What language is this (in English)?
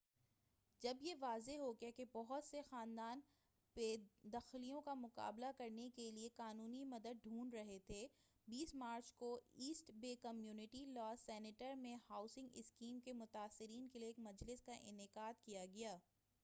Urdu